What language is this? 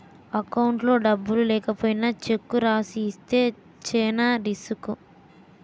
Telugu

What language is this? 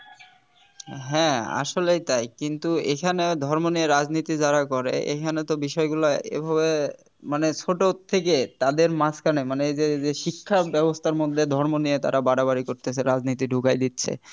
Bangla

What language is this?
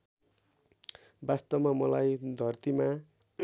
Nepali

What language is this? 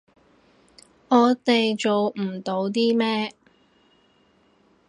Cantonese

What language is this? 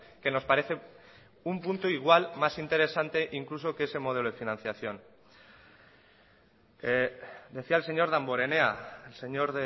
Spanish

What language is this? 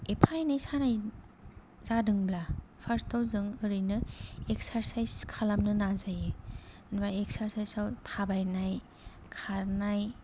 Bodo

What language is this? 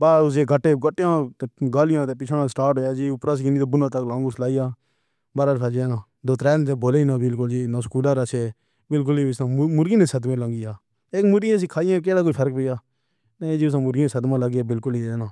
Pahari-Potwari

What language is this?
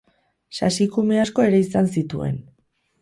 Basque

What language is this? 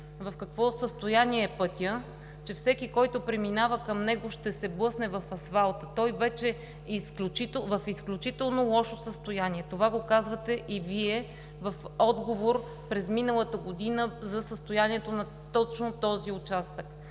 Bulgarian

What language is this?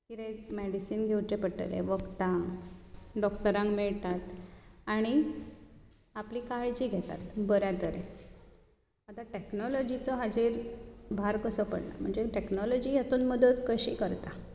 Konkani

